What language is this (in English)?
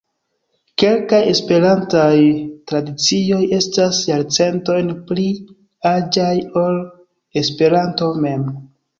Esperanto